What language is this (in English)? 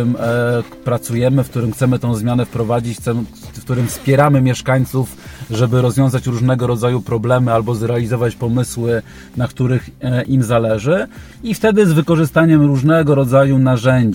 Polish